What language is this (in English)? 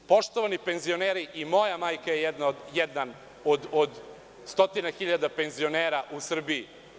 Serbian